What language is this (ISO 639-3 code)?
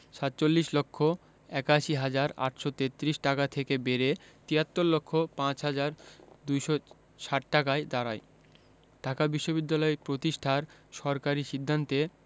ben